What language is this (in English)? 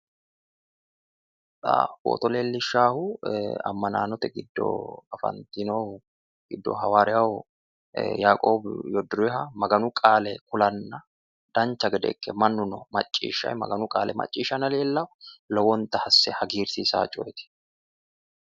Sidamo